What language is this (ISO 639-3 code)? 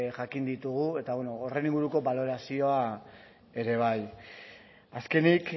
eus